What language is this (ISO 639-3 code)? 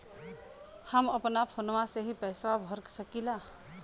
bho